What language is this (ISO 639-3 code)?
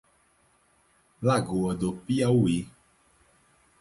por